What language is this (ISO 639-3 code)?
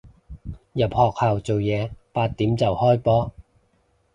yue